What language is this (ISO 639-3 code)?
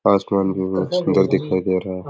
raj